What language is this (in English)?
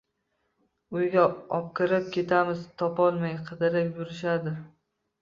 Uzbek